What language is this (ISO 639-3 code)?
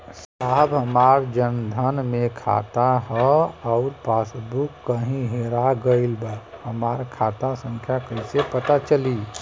bho